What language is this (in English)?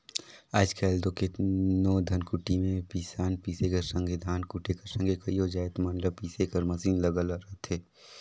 Chhattisgarhi